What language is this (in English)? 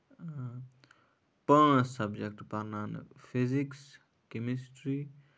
Kashmiri